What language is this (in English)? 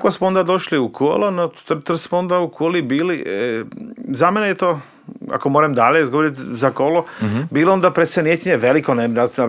Croatian